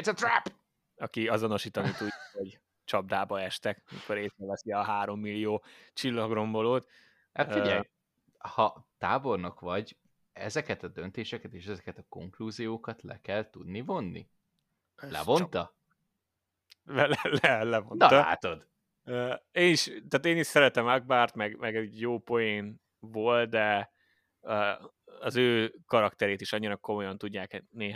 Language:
Hungarian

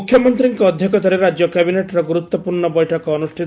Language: Odia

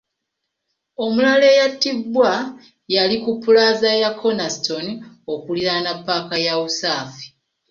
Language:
Ganda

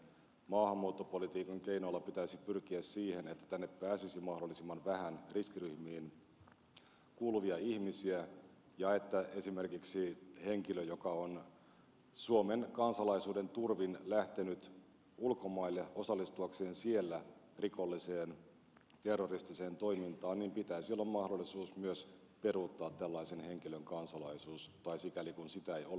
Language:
Finnish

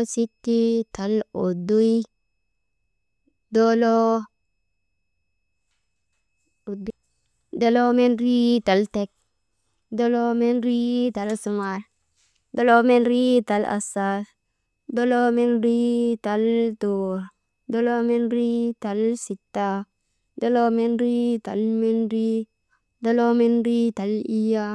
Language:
Maba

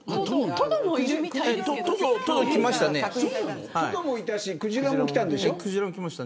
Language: Japanese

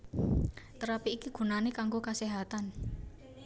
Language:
Javanese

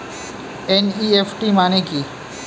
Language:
Bangla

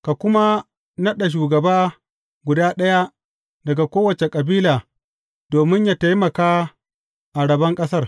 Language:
Hausa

